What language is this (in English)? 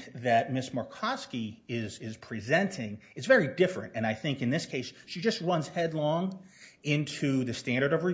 English